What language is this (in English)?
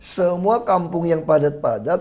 Indonesian